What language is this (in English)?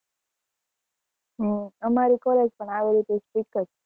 Gujarati